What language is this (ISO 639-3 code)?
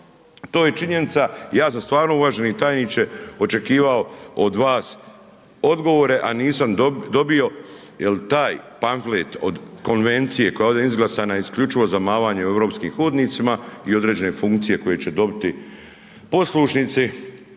hrv